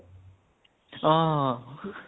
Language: Assamese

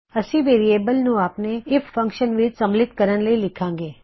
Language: Punjabi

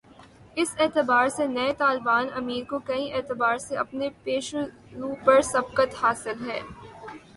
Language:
Urdu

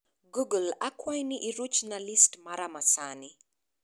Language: Luo (Kenya and Tanzania)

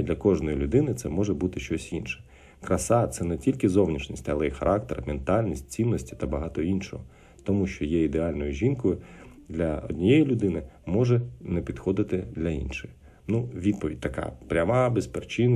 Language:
Ukrainian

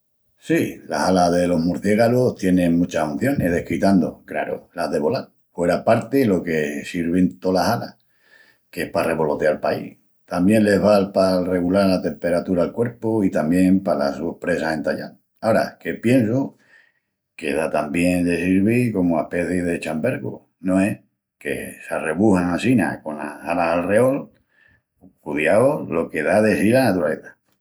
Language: Extremaduran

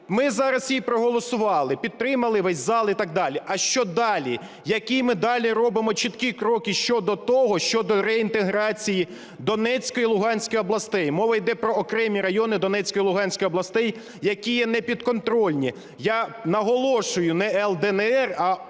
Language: Ukrainian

